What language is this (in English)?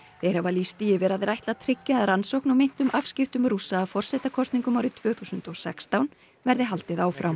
Icelandic